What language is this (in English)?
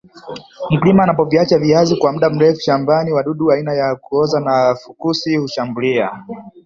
Swahili